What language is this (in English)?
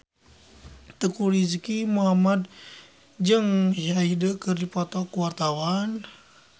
Sundanese